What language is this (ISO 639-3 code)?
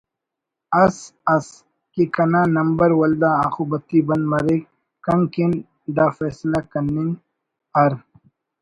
brh